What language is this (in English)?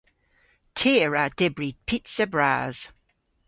Cornish